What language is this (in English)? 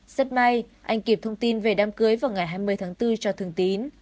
Vietnamese